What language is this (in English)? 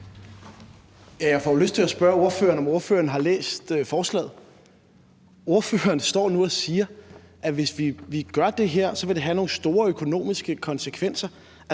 Danish